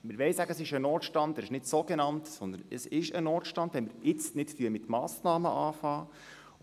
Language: Swiss German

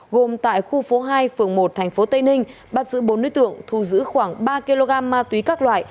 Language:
Vietnamese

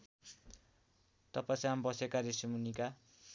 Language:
Nepali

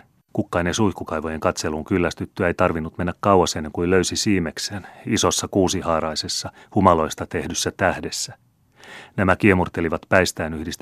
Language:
Finnish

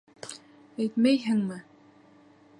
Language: Bashkir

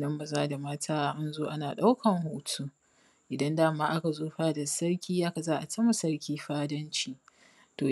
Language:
Hausa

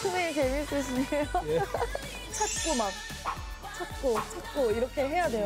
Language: Korean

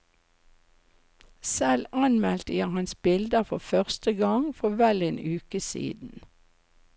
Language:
Norwegian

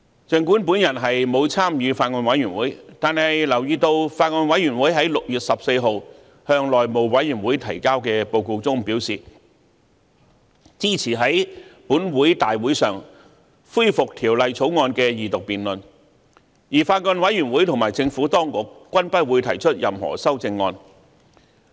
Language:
Cantonese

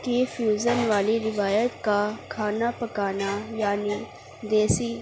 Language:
Urdu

